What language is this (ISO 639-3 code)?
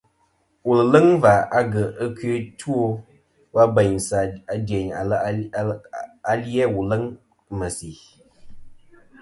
bkm